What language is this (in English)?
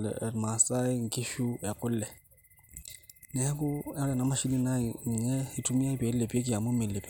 Masai